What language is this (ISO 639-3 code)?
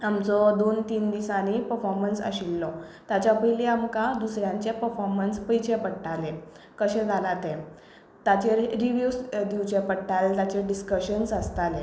kok